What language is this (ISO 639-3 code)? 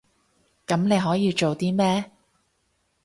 yue